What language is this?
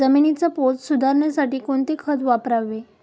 Marathi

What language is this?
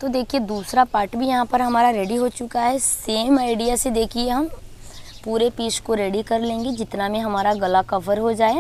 Hindi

